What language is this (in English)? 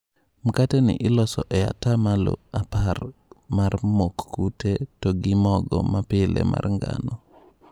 Luo (Kenya and Tanzania)